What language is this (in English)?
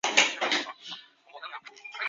Chinese